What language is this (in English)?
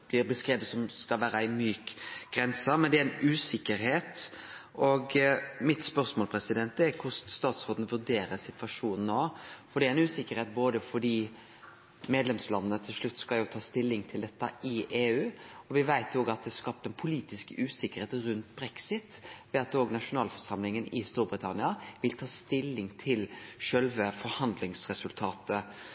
Norwegian Nynorsk